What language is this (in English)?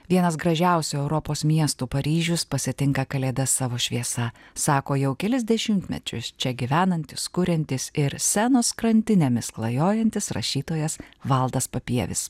Lithuanian